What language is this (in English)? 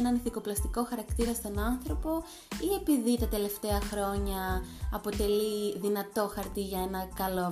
Greek